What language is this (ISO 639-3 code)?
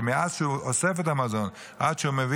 heb